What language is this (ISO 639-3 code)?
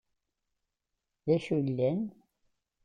kab